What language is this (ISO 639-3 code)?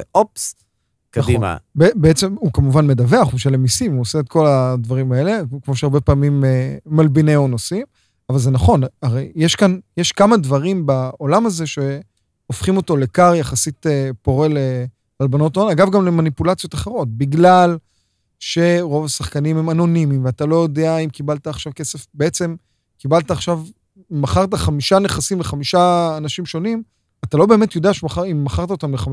heb